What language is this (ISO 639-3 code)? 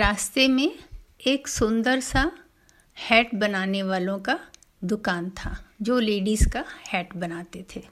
hin